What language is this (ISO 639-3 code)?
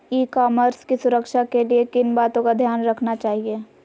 mag